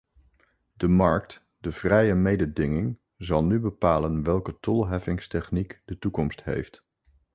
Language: Dutch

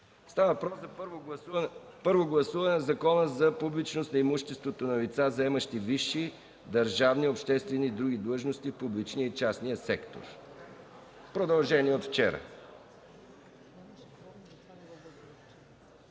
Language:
Bulgarian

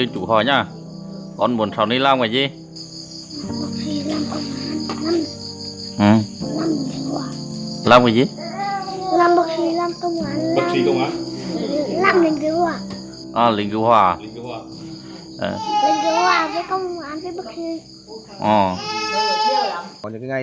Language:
Vietnamese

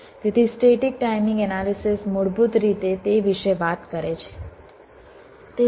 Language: Gujarati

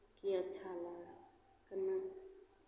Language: Maithili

